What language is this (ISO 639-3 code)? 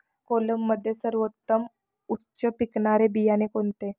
mar